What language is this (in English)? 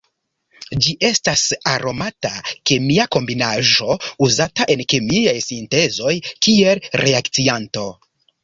Esperanto